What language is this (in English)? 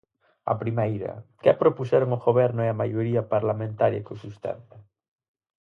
Galician